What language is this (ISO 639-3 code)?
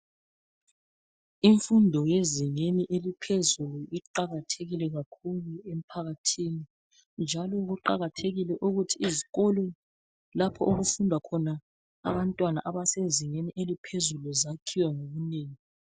nde